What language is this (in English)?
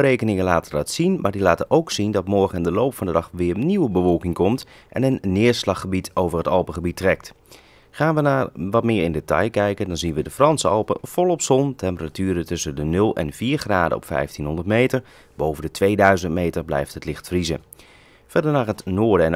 Dutch